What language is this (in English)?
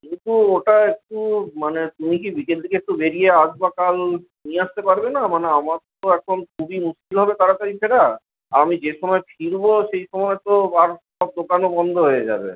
Bangla